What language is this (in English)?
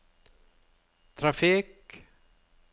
Norwegian